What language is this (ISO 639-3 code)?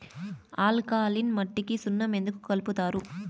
tel